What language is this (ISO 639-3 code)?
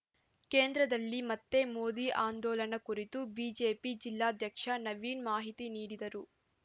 kan